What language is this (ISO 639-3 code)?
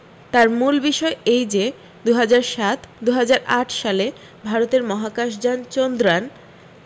ben